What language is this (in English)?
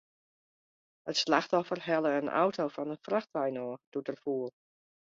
Western Frisian